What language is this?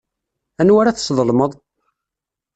Kabyle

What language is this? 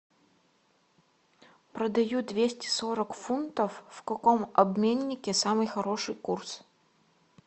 Russian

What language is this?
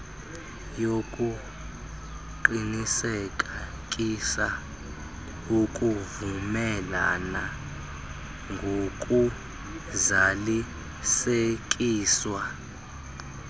Xhosa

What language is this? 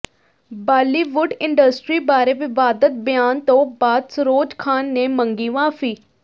Punjabi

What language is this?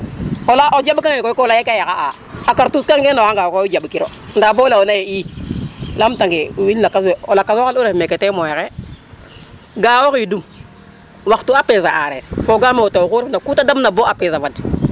Serer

